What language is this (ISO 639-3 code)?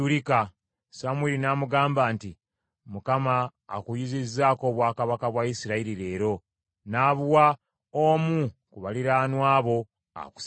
lug